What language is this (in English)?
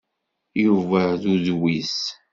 Kabyle